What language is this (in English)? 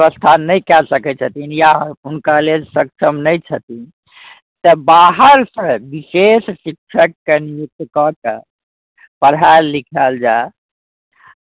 Maithili